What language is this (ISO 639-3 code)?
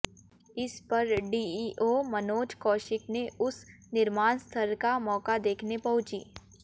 hin